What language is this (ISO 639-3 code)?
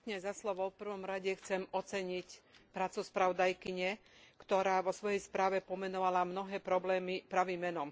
slk